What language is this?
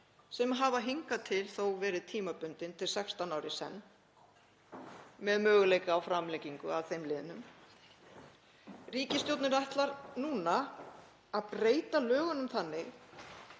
Icelandic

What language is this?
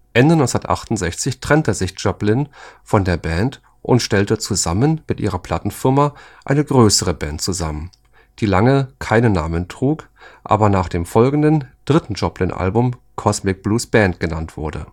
German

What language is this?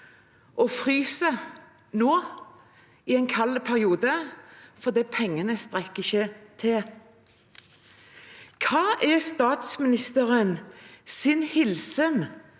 Norwegian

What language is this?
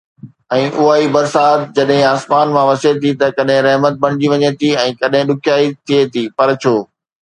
Sindhi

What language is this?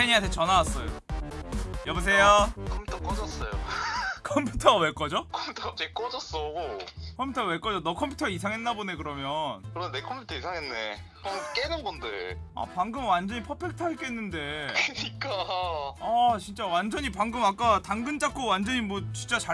Korean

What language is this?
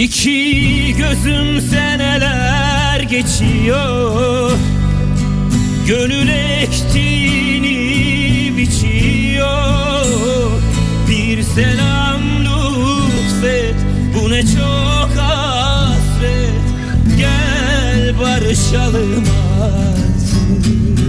Turkish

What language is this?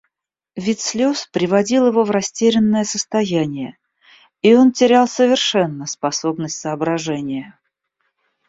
Russian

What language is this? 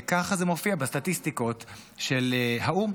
Hebrew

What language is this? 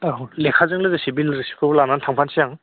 Bodo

